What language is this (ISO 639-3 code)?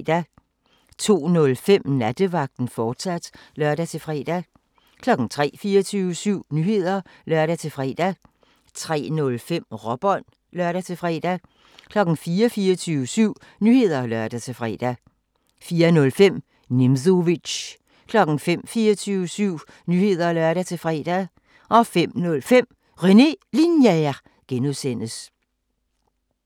dan